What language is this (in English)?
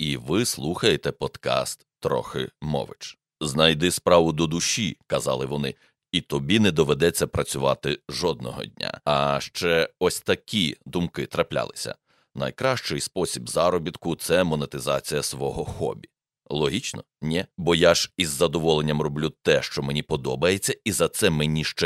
Ukrainian